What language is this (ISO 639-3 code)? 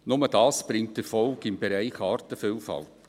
gsw